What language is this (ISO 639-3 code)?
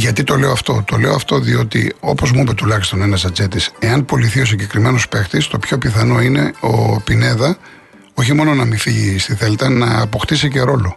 ell